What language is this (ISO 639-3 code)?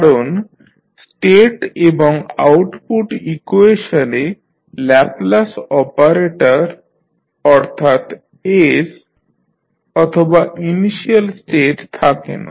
ben